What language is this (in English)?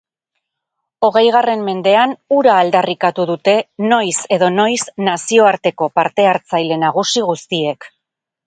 Basque